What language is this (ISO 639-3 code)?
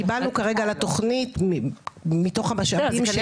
heb